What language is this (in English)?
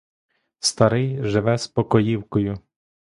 Ukrainian